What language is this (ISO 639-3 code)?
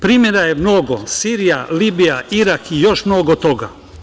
srp